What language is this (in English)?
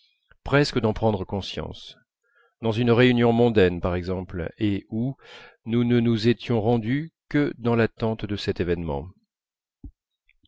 French